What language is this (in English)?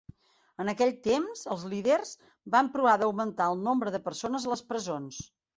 Catalan